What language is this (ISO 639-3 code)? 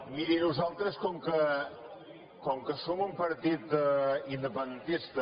cat